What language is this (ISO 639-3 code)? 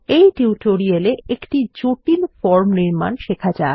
ben